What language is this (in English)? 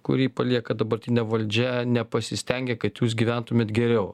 Lithuanian